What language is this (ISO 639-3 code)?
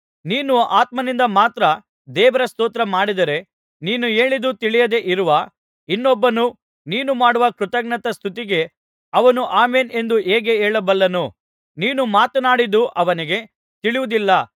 kan